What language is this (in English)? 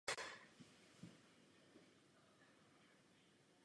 Czech